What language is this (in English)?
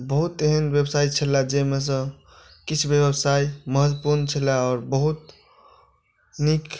Maithili